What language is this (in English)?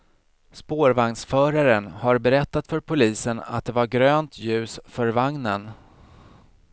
Swedish